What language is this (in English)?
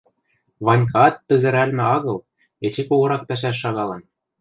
Western Mari